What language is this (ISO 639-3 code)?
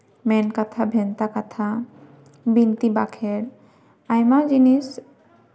sat